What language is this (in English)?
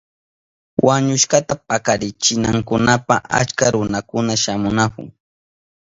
Southern Pastaza Quechua